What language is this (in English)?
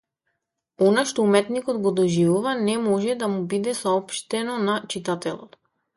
Macedonian